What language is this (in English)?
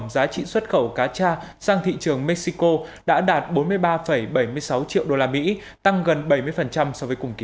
Vietnamese